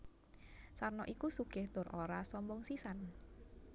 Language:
Javanese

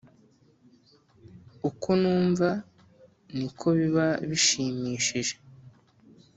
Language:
Kinyarwanda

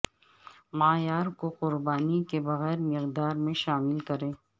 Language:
Urdu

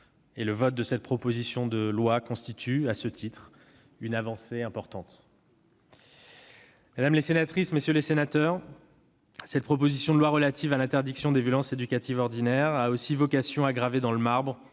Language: French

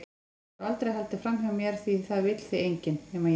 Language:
Icelandic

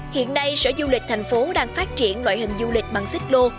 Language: Vietnamese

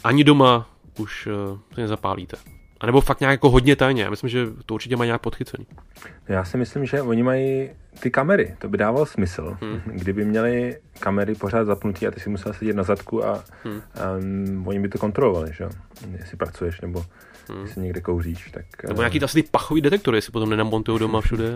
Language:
Czech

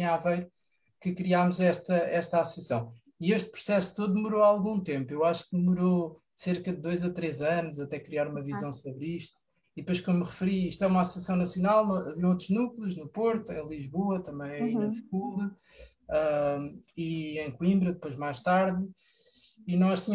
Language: Portuguese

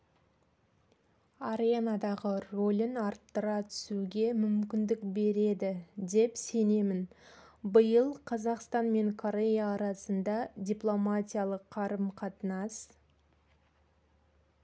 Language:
Kazakh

